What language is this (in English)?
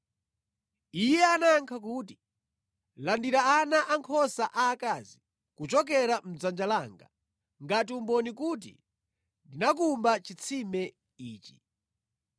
Nyanja